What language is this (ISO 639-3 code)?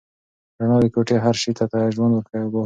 pus